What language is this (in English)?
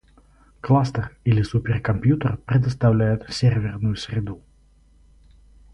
Russian